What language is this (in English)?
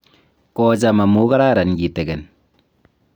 Kalenjin